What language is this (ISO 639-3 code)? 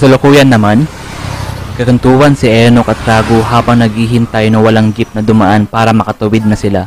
fil